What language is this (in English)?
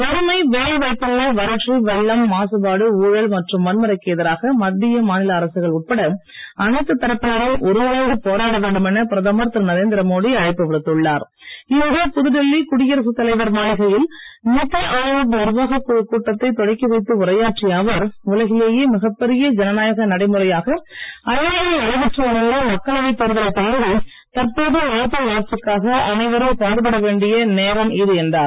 Tamil